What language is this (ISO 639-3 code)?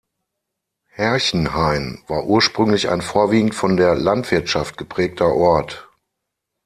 deu